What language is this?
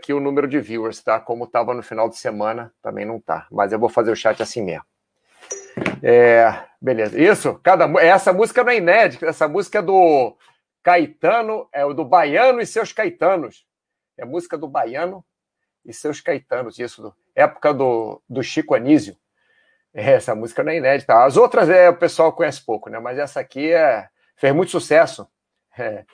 Portuguese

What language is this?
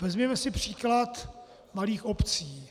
Czech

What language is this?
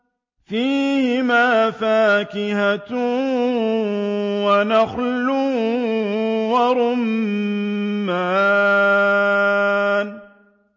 Arabic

